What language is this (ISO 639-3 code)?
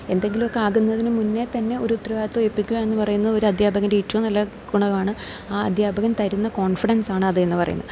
mal